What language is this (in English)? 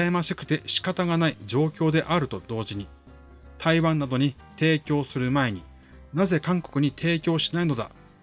Japanese